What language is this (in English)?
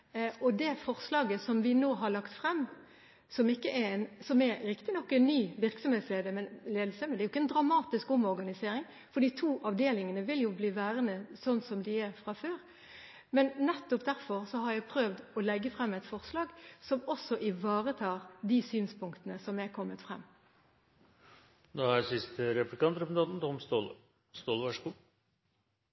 Norwegian